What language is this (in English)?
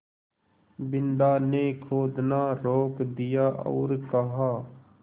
Hindi